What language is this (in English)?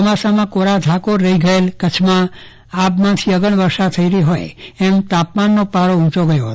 Gujarati